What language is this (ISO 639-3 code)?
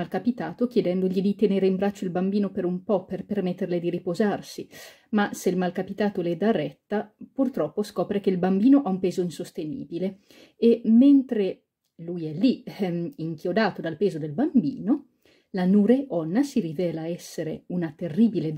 ita